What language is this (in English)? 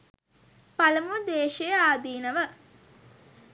Sinhala